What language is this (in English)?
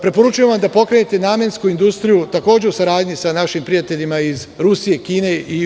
Serbian